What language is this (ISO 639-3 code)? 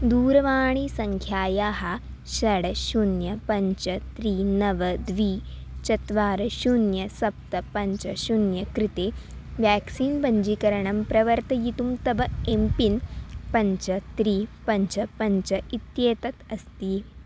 san